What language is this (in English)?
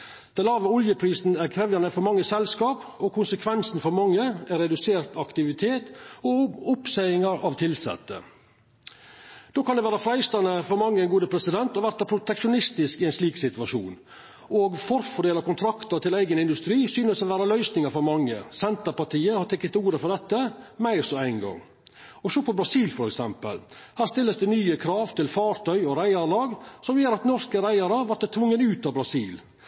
Norwegian Nynorsk